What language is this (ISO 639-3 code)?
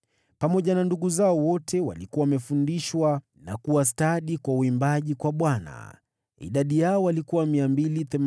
swa